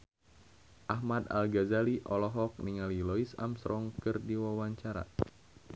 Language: Sundanese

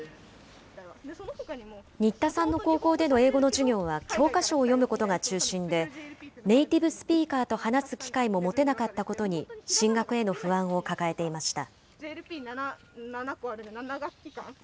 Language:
Japanese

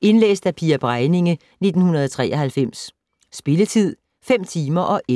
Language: Danish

